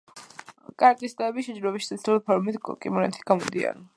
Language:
Georgian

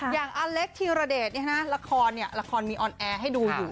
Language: Thai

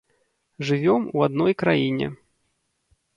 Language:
Belarusian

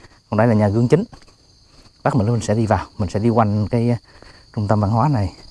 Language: Vietnamese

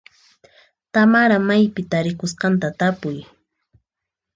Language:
Puno Quechua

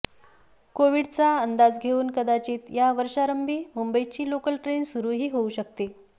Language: Marathi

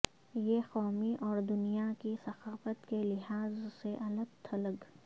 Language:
Urdu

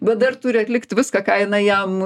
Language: Lithuanian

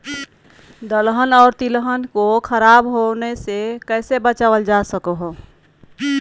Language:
Magahi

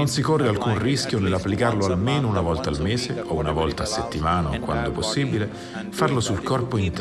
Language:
Italian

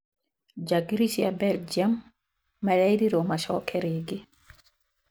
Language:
Kikuyu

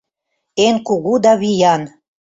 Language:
Mari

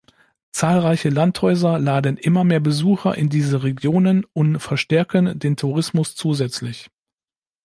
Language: German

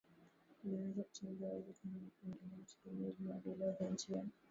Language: Swahili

